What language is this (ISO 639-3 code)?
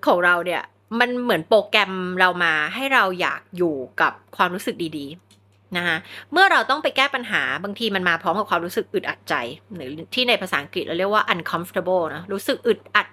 tha